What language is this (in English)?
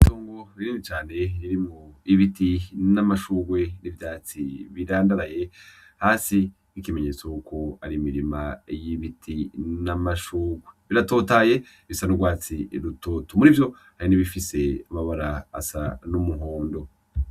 Rundi